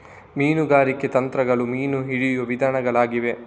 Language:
Kannada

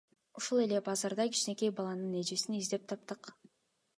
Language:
Kyrgyz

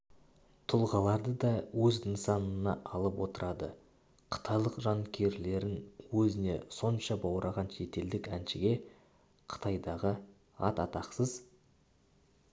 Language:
Kazakh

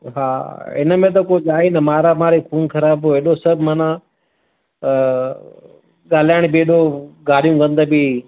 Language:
Sindhi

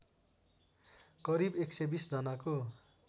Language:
Nepali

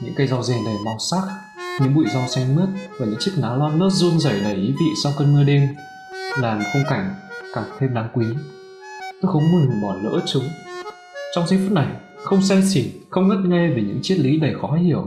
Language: Vietnamese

